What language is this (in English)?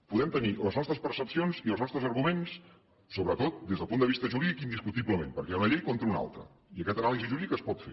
Catalan